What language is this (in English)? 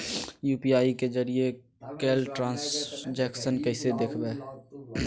Magahi